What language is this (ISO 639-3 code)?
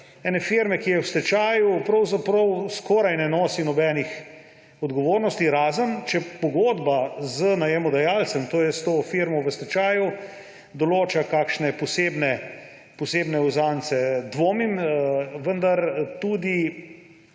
slv